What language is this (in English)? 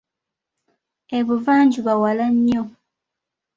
Ganda